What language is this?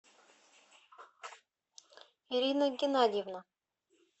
Russian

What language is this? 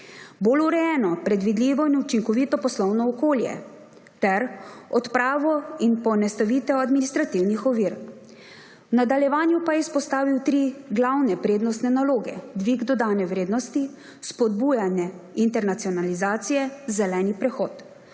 Slovenian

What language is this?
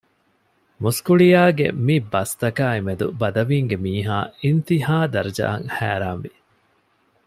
Divehi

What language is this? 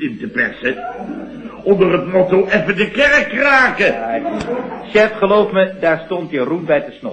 Dutch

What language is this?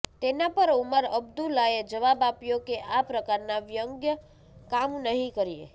Gujarati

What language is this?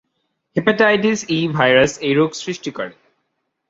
Bangla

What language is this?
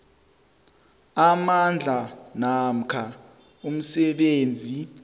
South Ndebele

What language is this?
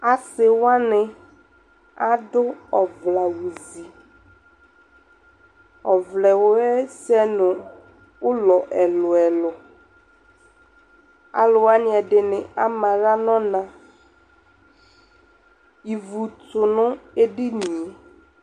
Ikposo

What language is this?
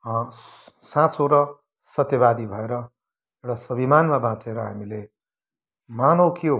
Nepali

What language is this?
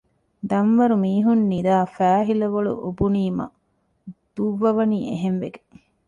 Divehi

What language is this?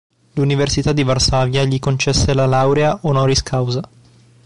Italian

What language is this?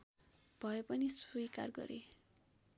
Nepali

